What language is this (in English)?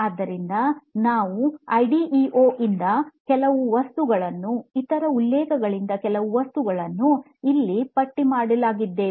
Kannada